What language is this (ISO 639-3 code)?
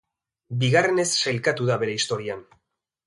eus